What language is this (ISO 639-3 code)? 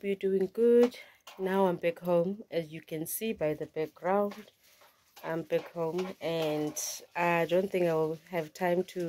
eng